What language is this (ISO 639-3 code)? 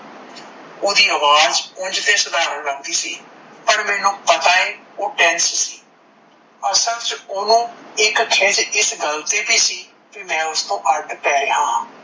pan